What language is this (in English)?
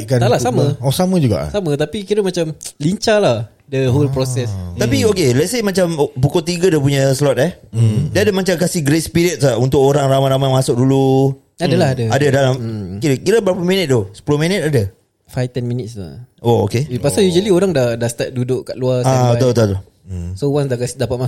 Malay